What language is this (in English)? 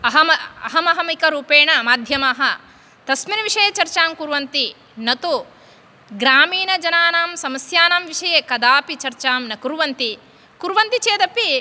Sanskrit